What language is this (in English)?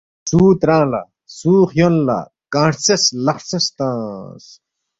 Balti